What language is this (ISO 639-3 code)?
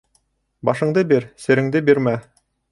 bak